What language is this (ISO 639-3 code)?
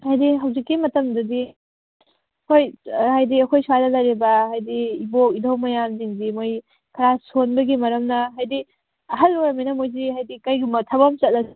mni